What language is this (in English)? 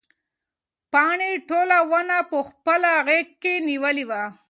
Pashto